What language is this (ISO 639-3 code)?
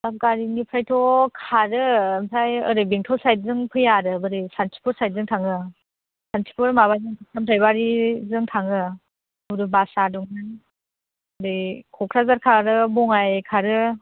brx